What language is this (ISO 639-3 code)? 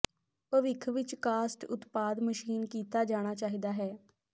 pan